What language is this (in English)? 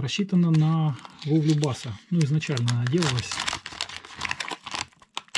Russian